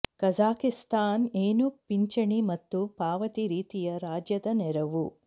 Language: Kannada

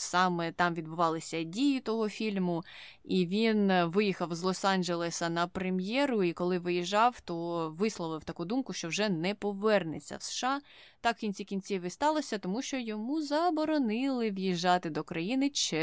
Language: Ukrainian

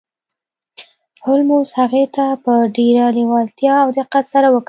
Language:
Pashto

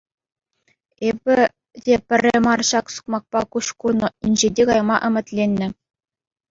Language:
Chuvash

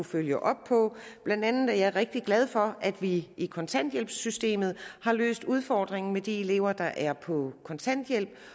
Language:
Danish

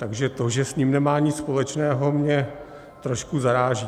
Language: Czech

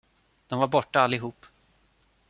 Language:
Swedish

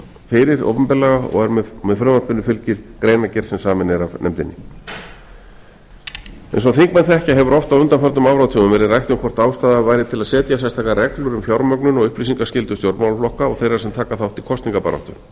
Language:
Icelandic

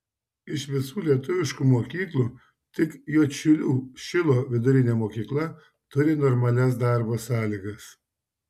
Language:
Lithuanian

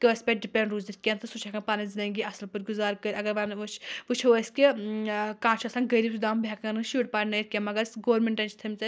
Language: Kashmiri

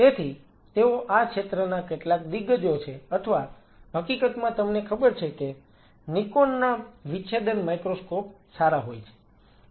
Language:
Gujarati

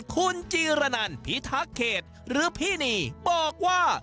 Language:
Thai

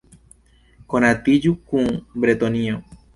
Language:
Esperanto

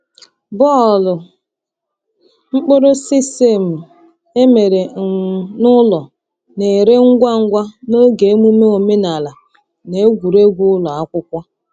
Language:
Igbo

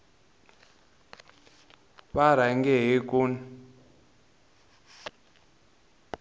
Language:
Tsonga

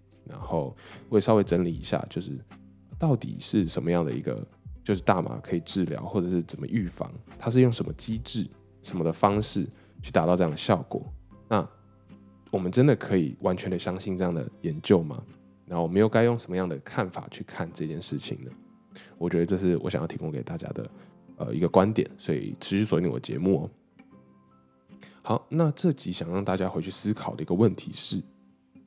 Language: Chinese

